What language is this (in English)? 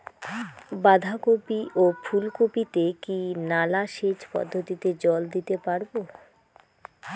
Bangla